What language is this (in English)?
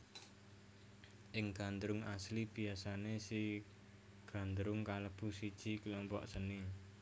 Javanese